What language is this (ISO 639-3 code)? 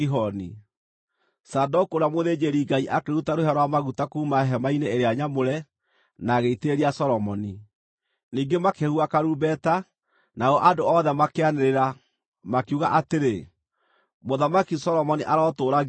kik